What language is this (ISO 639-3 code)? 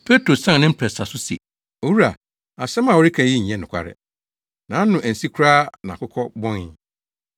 aka